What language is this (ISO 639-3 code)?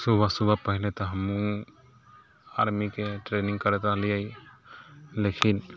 mai